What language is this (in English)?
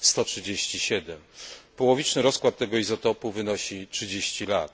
Polish